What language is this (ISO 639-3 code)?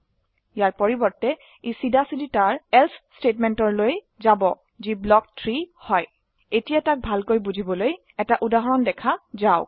asm